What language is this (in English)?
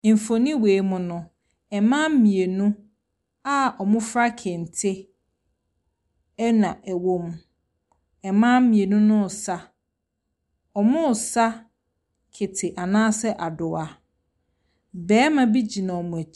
Akan